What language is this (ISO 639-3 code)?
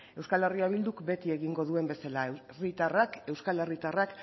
eus